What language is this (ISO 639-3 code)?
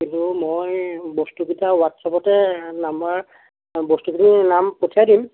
asm